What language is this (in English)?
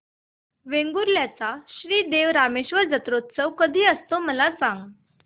Marathi